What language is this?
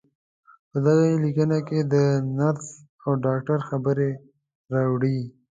Pashto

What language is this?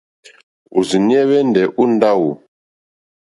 Mokpwe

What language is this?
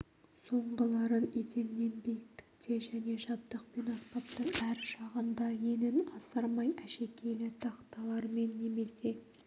Kazakh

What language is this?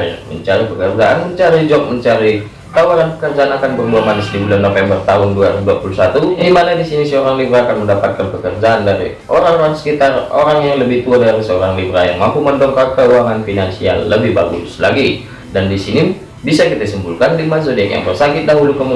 Indonesian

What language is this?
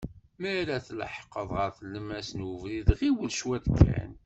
Kabyle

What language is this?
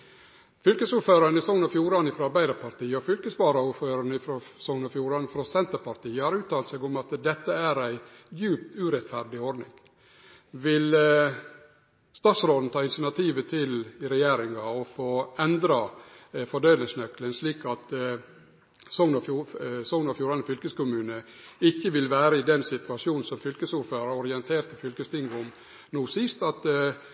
Norwegian Nynorsk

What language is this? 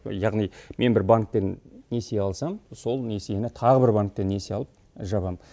Kazakh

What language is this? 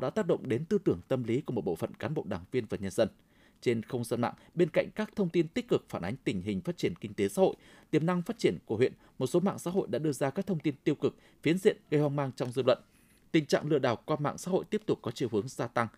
Vietnamese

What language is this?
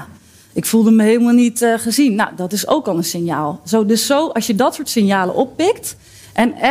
Dutch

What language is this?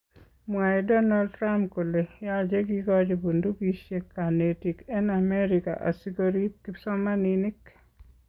Kalenjin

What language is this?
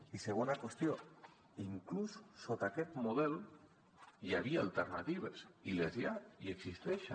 Catalan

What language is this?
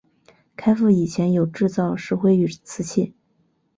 Chinese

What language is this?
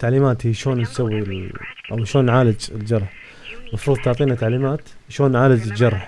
Arabic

